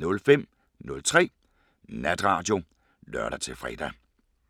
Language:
Danish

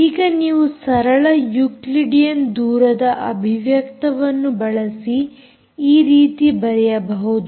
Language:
Kannada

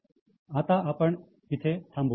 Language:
Marathi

